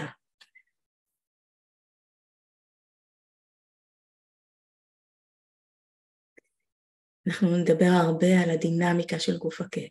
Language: Hebrew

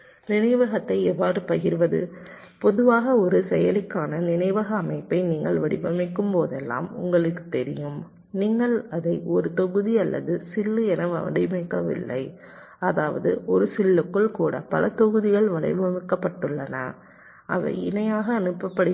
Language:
Tamil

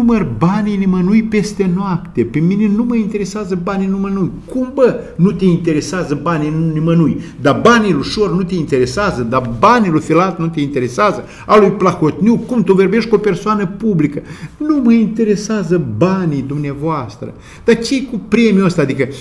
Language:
Romanian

